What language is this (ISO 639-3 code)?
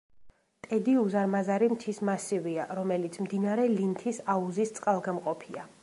kat